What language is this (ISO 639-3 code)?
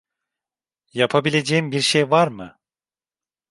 tur